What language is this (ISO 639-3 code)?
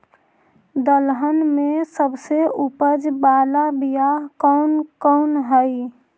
mag